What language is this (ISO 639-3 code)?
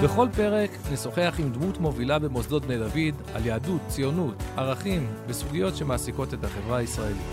heb